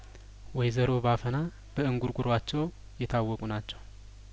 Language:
Amharic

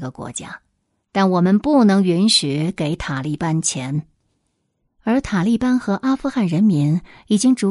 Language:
Chinese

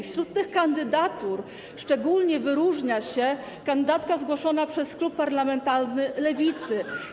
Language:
Polish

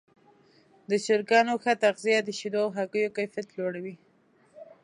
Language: Pashto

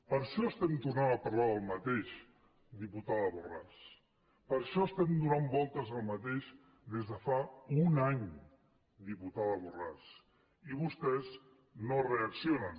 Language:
Catalan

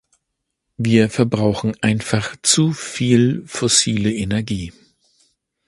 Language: German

